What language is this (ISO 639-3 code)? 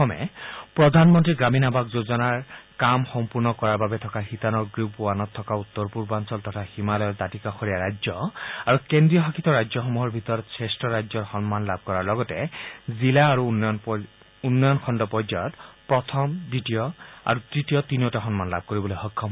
asm